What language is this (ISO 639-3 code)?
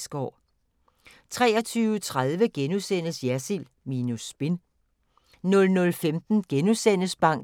dan